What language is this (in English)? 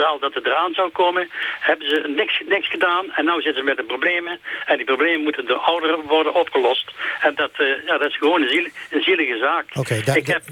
Dutch